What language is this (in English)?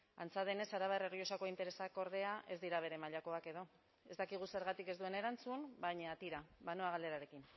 Basque